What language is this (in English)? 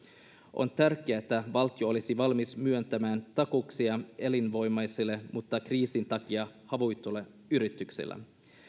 Finnish